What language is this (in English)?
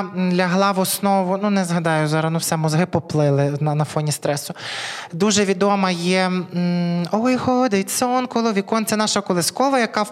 Ukrainian